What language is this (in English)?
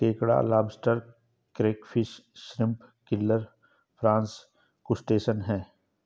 Hindi